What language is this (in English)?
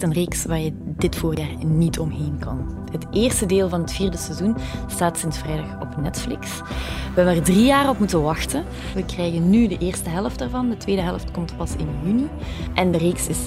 Dutch